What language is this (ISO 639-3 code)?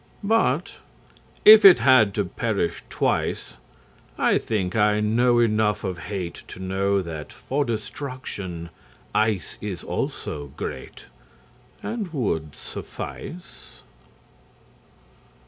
eng